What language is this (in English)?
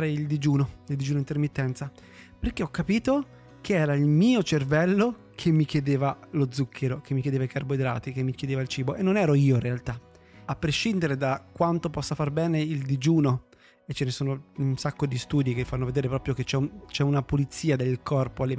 Italian